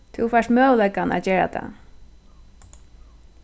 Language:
Faroese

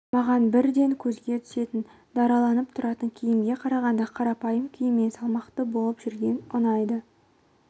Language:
Kazakh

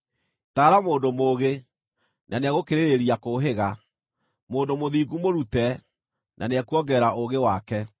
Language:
Kikuyu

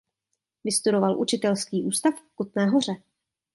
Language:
Czech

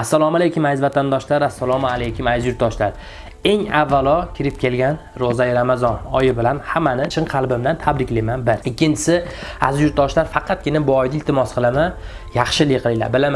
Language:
Russian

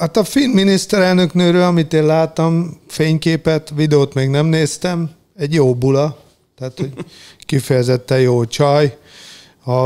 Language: Hungarian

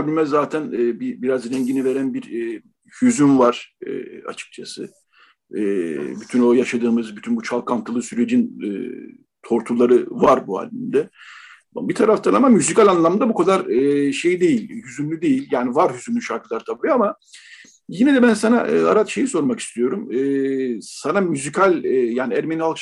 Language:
Turkish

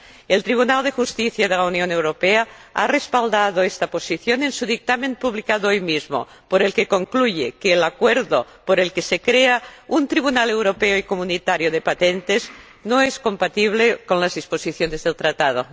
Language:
Spanish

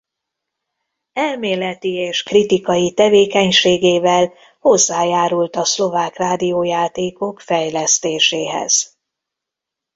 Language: Hungarian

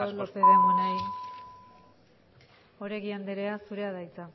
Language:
Basque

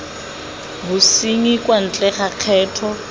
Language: Tswana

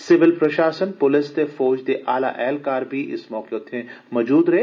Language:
Dogri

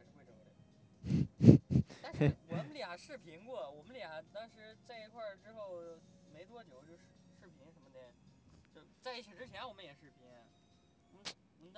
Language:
Chinese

